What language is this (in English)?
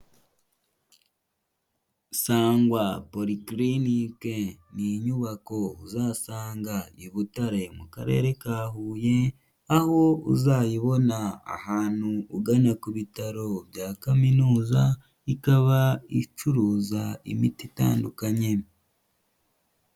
Kinyarwanda